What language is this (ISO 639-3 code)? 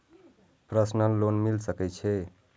mai